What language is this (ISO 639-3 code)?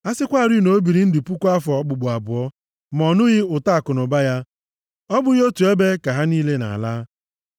ibo